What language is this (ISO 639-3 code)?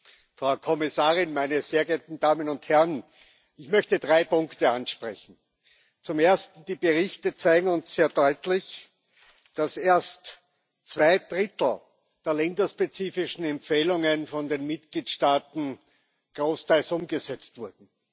deu